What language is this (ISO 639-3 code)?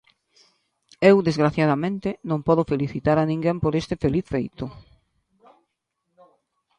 glg